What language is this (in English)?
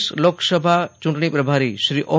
Gujarati